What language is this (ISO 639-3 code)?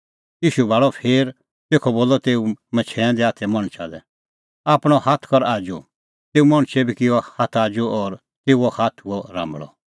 kfx